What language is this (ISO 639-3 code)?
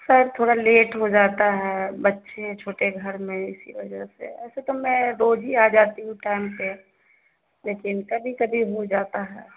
urd